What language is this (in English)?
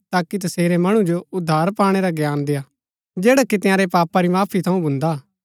Gaddi